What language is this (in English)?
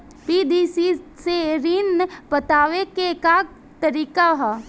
Bhojpuri